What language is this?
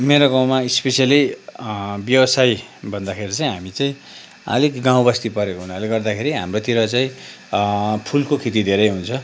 Nepali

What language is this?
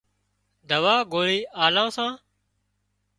Wadiyara Koli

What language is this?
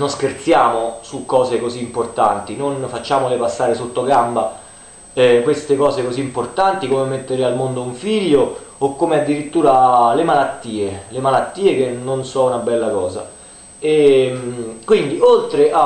Italian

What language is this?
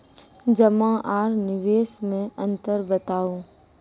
Maithili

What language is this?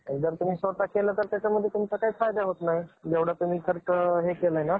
Marathi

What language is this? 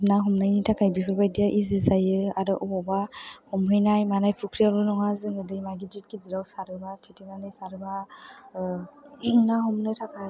Bodo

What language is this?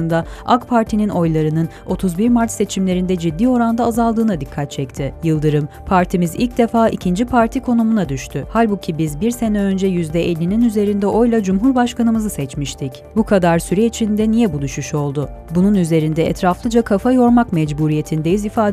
Turkish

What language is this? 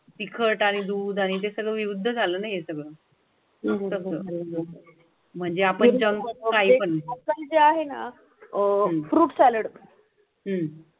Marathi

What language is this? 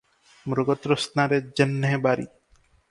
Odia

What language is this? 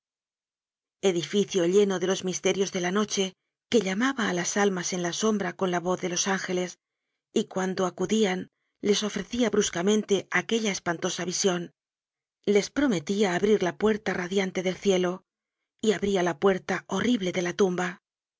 Spanish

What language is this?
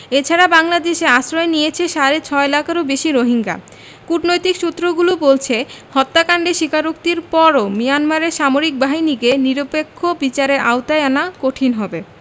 Bangla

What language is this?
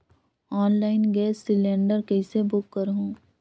Chhattisgarhi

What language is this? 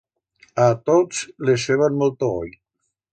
Aragonese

